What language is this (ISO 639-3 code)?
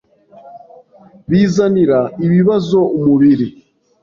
kin